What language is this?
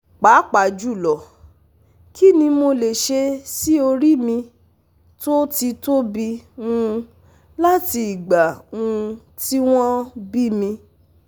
Yoruba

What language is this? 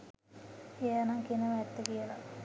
Sinhala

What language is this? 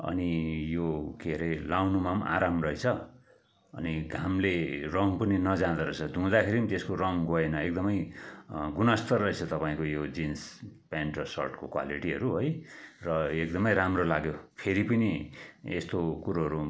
Nepali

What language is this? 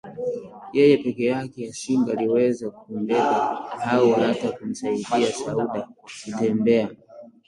Swahili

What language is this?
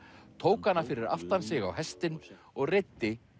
Icelandic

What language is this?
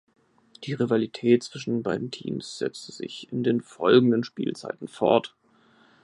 German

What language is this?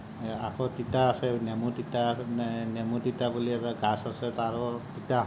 Assamese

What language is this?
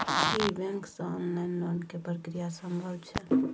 Maithili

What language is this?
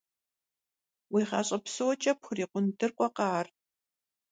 Kabardian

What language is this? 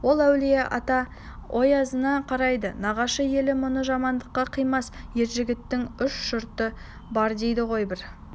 Kazakh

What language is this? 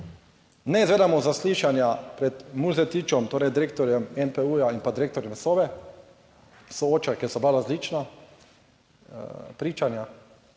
Slovenian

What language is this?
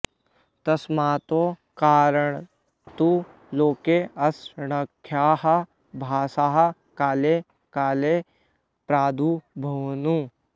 Sanskrit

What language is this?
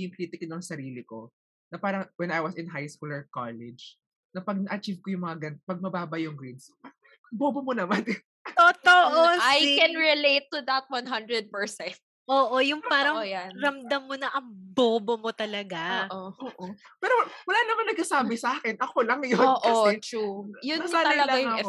Filipino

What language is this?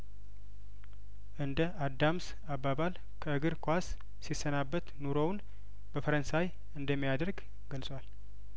Amharic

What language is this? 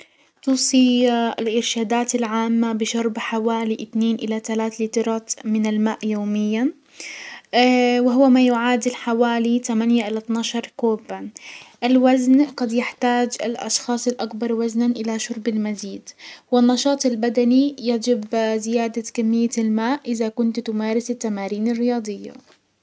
Hijazi Arabic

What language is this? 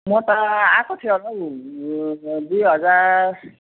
Nepali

